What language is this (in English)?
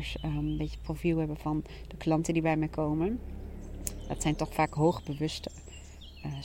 Dutch